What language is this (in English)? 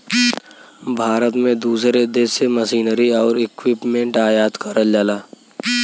Bhojpuri